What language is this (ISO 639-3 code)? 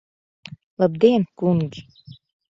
lav